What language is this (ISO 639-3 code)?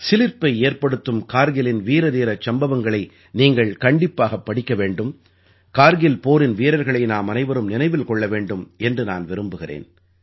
tam